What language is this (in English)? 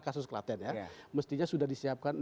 Indonesian